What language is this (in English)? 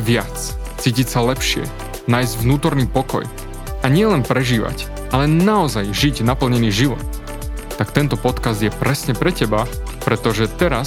Slovak